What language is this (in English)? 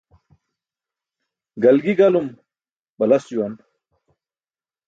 Burushaski